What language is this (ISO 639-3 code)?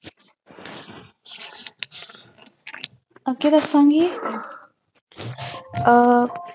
pan